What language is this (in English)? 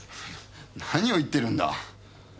Japanese